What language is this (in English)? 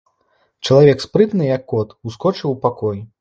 Belarusian